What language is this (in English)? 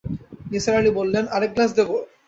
Bangla